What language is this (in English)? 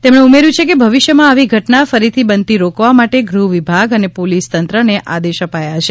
Gujarati